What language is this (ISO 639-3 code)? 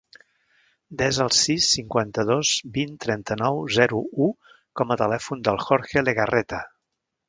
cat